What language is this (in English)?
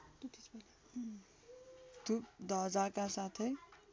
Nepali